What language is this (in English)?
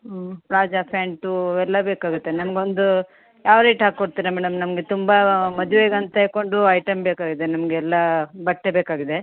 Kannada